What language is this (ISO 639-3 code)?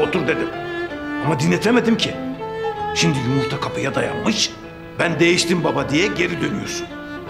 tur